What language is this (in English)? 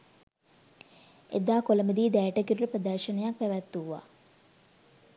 Sinhala